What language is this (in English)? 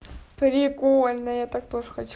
Russian